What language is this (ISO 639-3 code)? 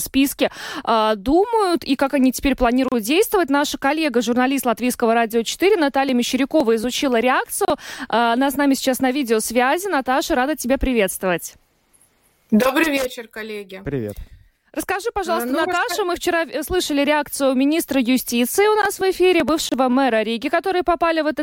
rus